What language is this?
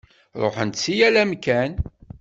Kabyle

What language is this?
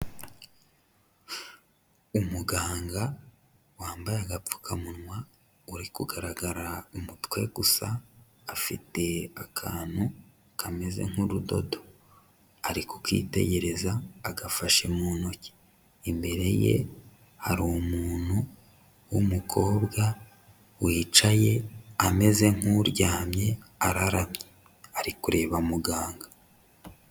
Kinyarwanda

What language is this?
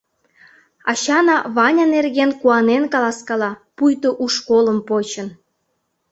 Mari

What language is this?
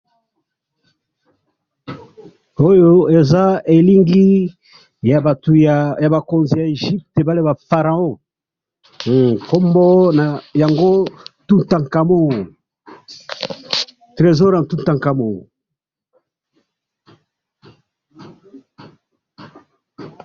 Lingala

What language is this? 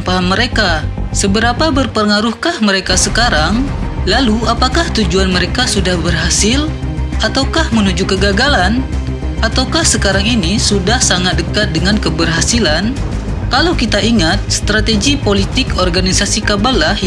Indonesian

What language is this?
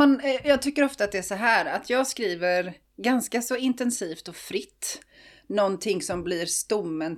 Swedish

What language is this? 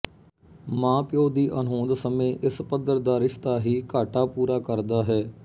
Punjabi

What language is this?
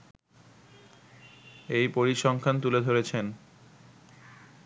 Bangla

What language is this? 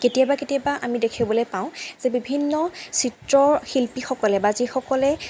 Assamese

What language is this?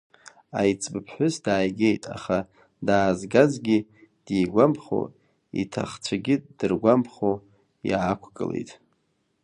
Abkhazian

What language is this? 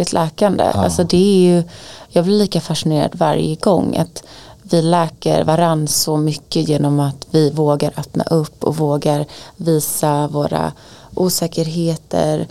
Swedish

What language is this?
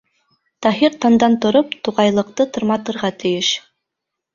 Bashkir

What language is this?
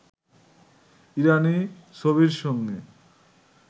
Bangla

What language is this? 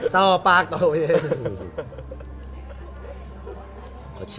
Thai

